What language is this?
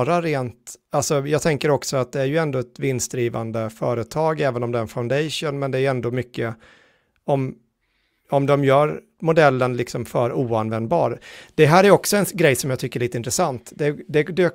Swedish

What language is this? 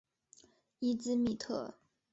Chinese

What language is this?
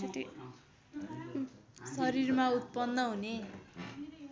Nepali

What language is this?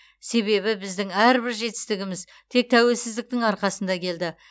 Kazakh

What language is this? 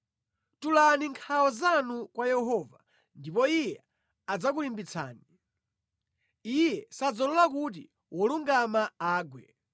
Nyanja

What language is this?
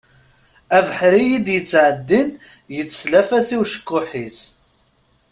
Kabyle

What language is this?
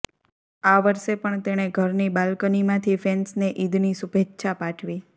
Gujarati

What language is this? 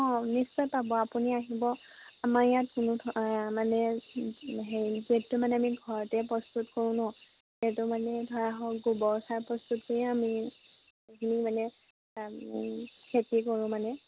Assamese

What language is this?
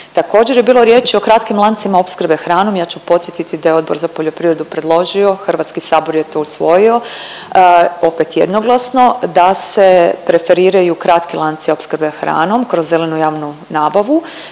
Croatian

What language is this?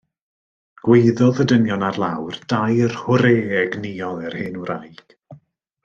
Welsh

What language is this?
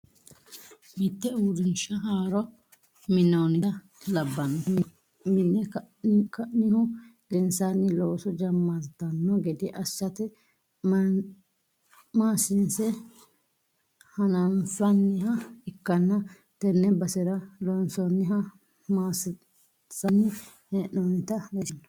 Sidamo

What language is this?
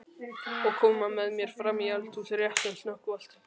Icelandic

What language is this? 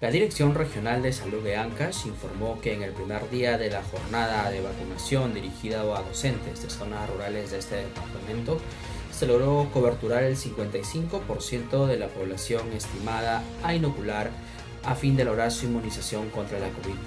Spanish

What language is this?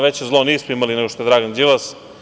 Serbian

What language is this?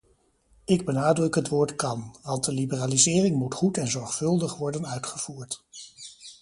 Dutch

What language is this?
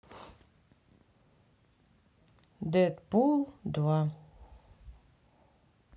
Russian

